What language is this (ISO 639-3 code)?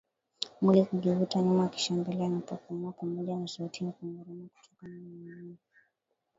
swa